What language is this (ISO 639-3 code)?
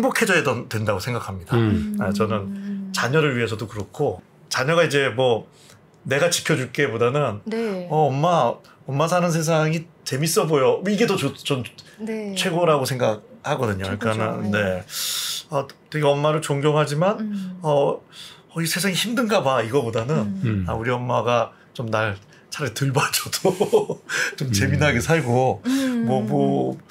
kor